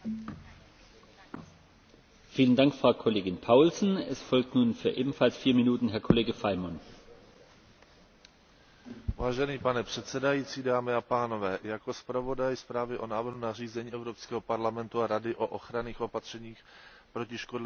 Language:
Czech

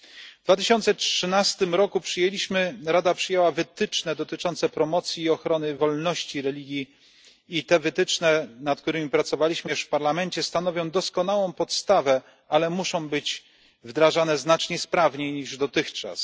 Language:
Polish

